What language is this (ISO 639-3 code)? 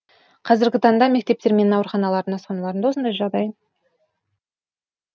kaz